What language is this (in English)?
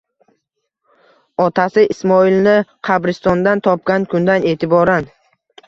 Uzbek